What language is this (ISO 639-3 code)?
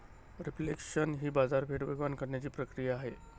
mar